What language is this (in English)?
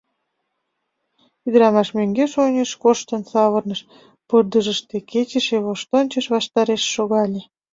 Mari